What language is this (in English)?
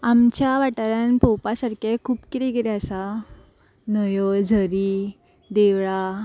Konkani